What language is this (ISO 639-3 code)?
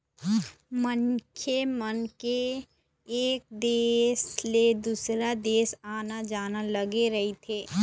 hne